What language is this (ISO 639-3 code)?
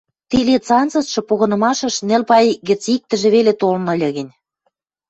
mrj